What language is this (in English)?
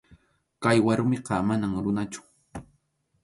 Arequipa-La Unión Quechua